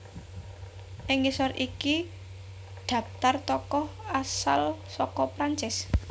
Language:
Javanese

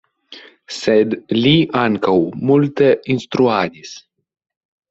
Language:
Esperanto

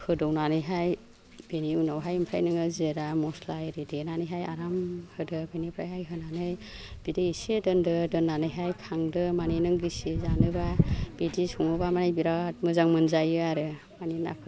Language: Bodo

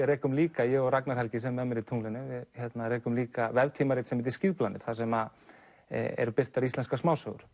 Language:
Icelandic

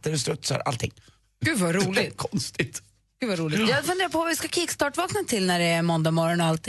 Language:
Swedish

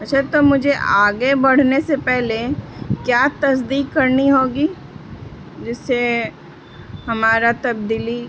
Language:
Urdu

